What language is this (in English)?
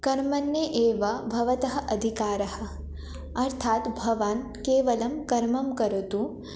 Sanskrit